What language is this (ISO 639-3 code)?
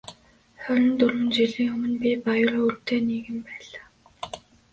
mon